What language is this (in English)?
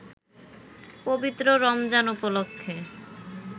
Bangla